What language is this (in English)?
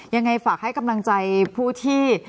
Thai